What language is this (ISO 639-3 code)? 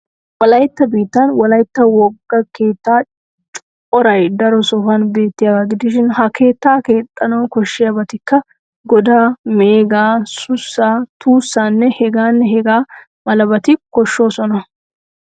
wal